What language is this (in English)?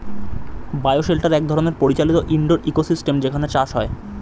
Bangla